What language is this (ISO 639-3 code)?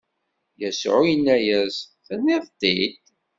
kab